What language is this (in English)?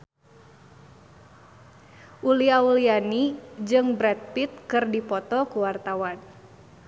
Sundanese